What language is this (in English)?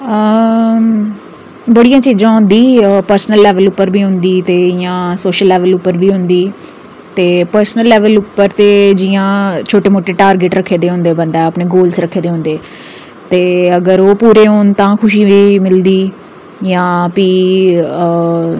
Dogri